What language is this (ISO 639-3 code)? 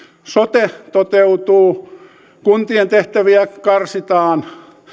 fin